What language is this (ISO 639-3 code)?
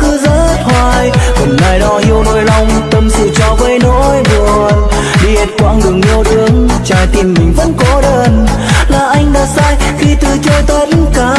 vie